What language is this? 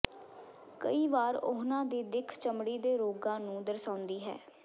Punjabi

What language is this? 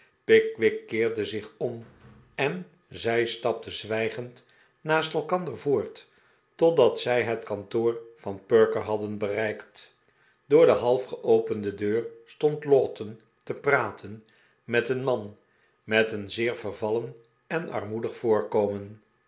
Dutch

